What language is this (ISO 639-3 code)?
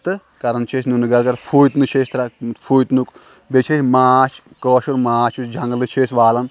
kas